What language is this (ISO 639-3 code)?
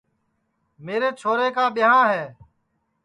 ssi